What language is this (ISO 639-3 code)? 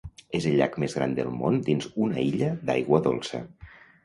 cat